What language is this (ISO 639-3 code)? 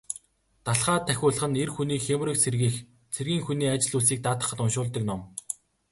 mon